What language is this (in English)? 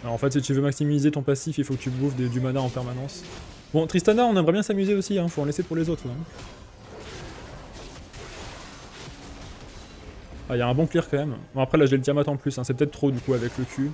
French